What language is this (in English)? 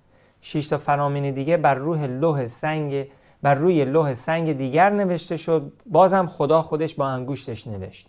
Persian